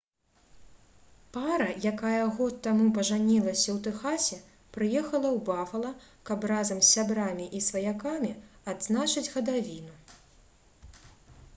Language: Belarusian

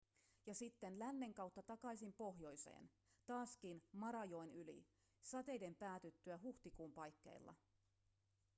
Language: Finnish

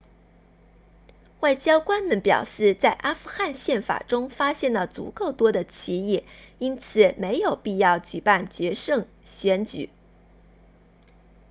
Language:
Chinese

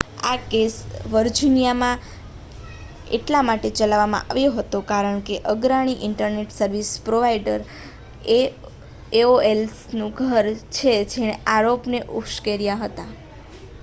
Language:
Gujarati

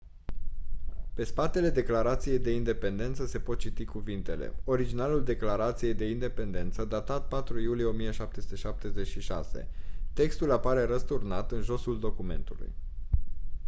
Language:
Romanian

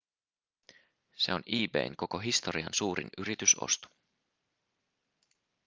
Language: Finnish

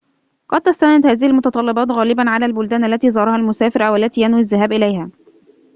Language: Arabic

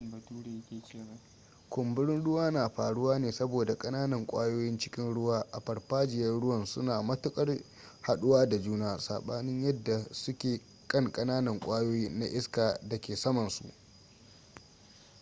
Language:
Hausa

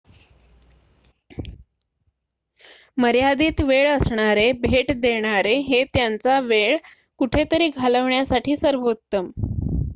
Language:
Marathi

